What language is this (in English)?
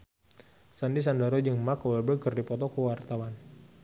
Sundanese